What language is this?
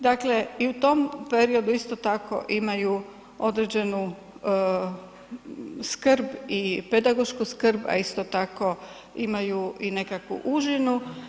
Croatian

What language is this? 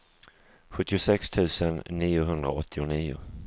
Swedish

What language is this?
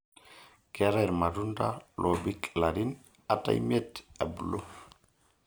Masai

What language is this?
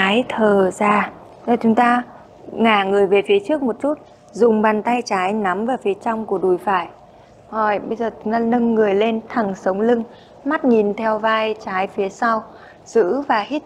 Vietnamese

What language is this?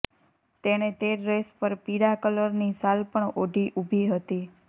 Gujarati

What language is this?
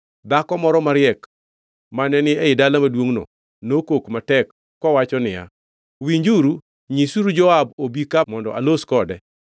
Luo (Kenya and Tanzania)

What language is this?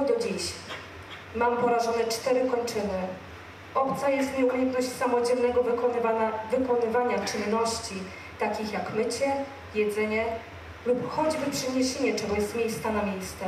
Polish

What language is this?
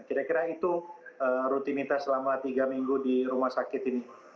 Indonesian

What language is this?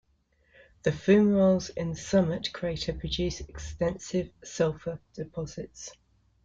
English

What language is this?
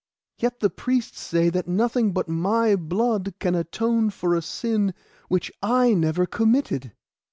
English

